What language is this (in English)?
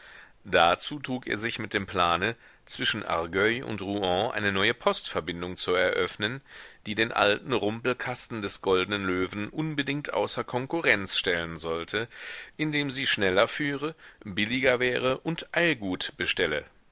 German